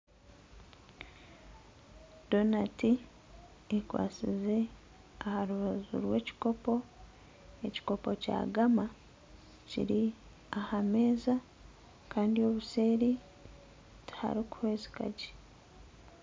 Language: Nyankole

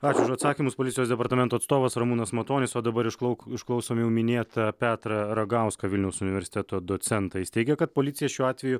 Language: Lithuanian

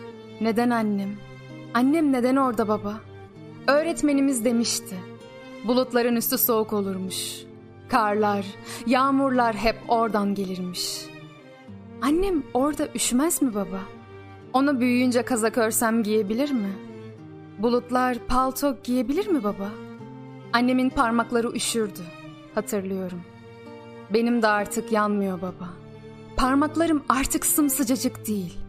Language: Turkish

